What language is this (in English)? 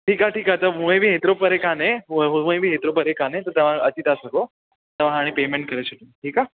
Sindhi